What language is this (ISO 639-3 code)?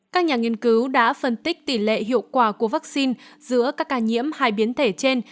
vie